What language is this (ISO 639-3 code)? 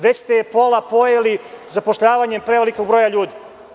srp